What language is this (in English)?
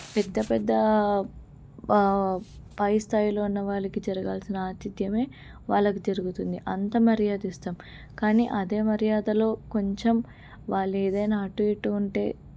Telugu